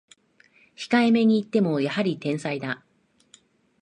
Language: Japanese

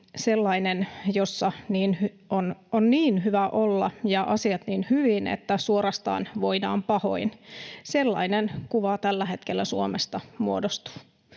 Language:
Finnish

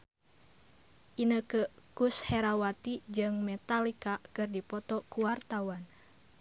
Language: Sundanese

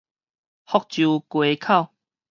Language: Min Nan Chinese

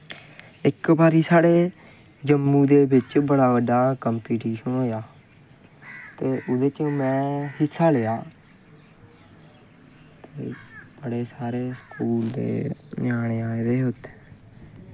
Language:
Dogri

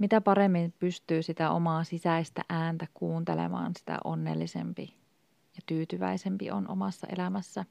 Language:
Finnish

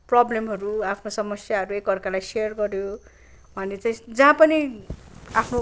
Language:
Nepali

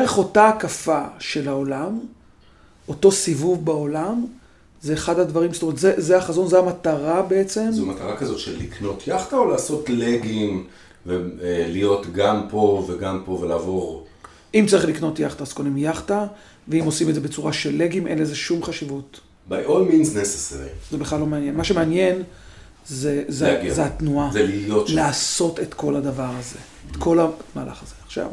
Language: Hebrew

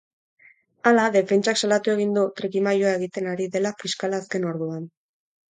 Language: Basque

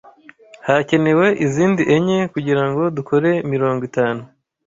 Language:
Kinyarwanda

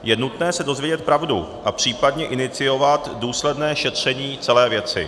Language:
Czech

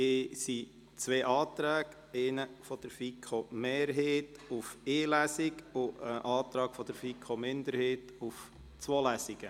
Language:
Swiss German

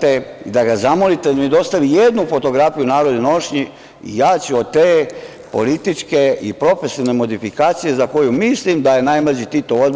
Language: Serbian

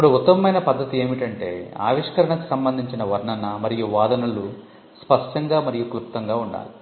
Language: Telugu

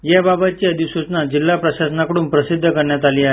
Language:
Marathi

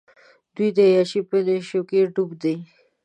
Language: Pashto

